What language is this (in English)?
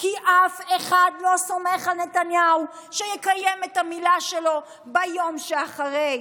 Hebrew